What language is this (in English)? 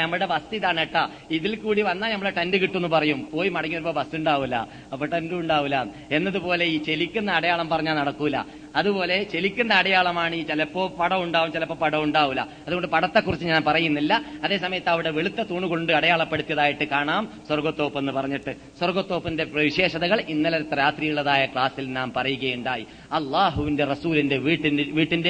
Malayalam